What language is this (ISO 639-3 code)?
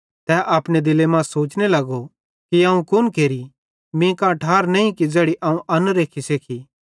bhd